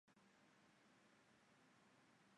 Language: Chinese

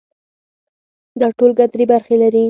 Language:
Pashto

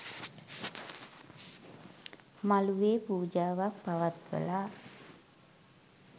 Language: Sinhala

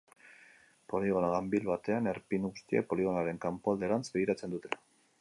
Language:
Basque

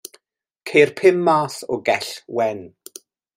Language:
Welsh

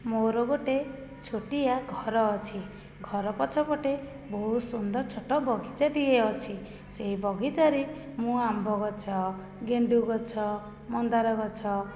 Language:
Odia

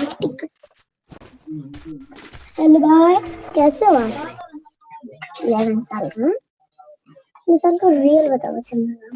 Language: Tamil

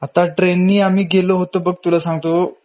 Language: Marathi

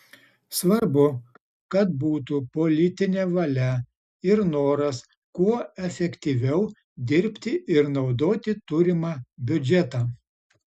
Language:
Lithuanian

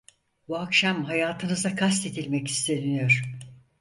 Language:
Turkish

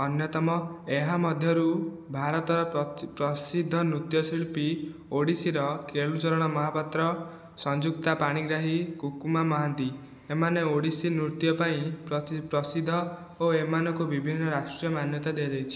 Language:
Odia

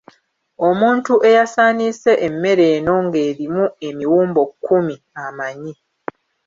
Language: Ganda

